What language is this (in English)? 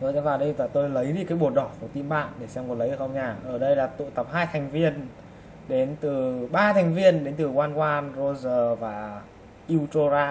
Vietnamese